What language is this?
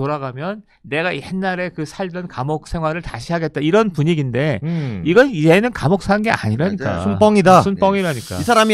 Korean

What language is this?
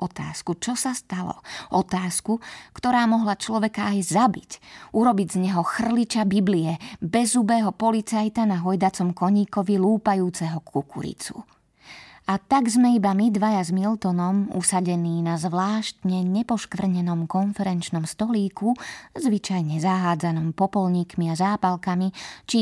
Slovak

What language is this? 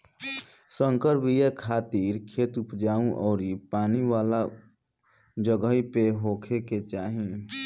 Bhojpuri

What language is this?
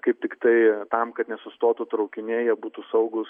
Lithuanian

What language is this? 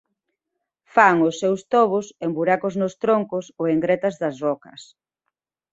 Galician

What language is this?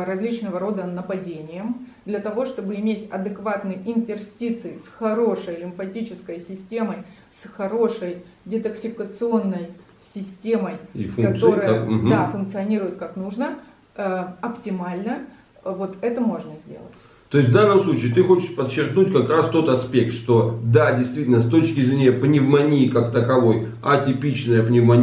Russian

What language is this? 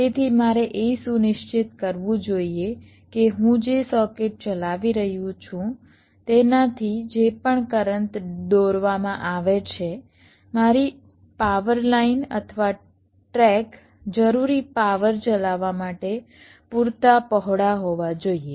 Gujarati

